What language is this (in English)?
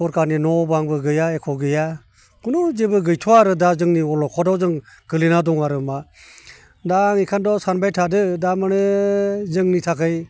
Bodo